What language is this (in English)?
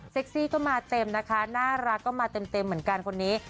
Thai